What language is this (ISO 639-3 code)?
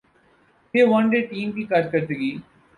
urd